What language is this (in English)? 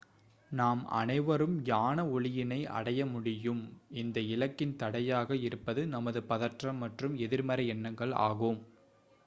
Tamil